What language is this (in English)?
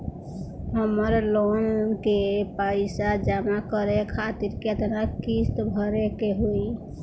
Bhojpuri